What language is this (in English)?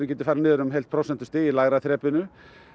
Icelandic